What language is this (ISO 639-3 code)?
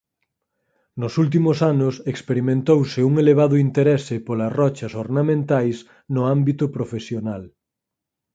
glg